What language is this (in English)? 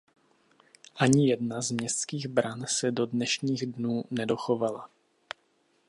Czech